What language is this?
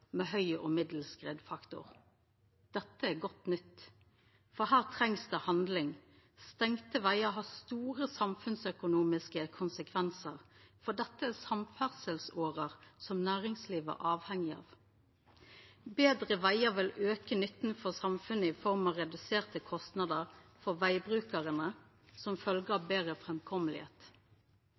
Norwegian Nynorsk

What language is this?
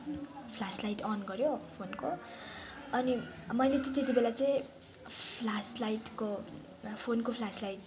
Nepali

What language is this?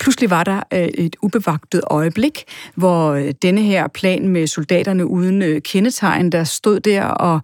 Danish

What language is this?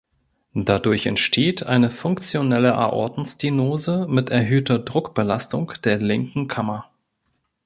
German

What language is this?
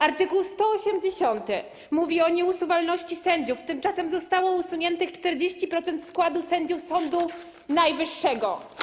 Polish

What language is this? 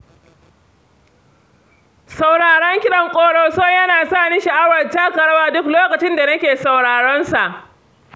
Hausa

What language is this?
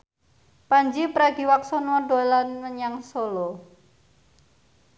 Javanese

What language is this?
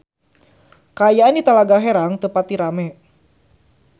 Sundanese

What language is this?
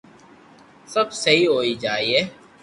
Loarki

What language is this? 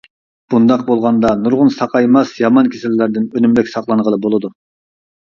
Uyghur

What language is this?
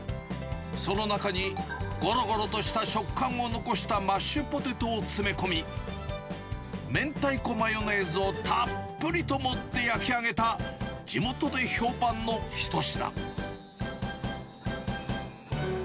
Japanese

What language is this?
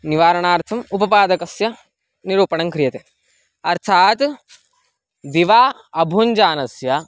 Sanskrit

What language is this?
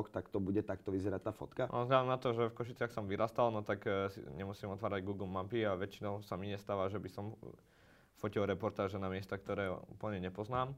Slovak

